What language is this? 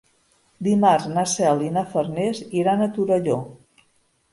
Catalan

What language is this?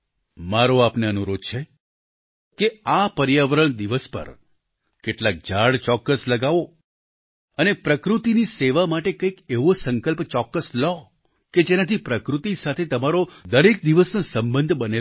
Gujarati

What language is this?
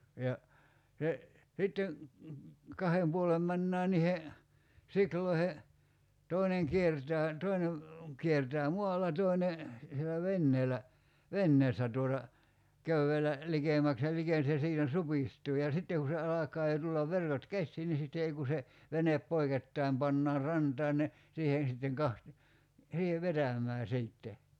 Finnish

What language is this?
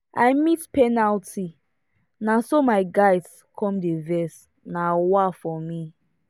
Nigerian Pidgin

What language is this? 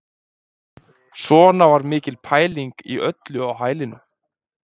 Icelandic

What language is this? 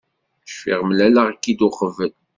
Kabyle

